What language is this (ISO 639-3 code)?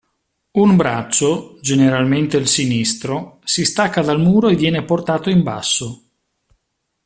ita